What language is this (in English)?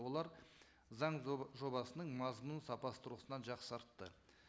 Kazakh